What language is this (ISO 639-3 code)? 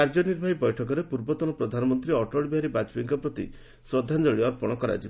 ori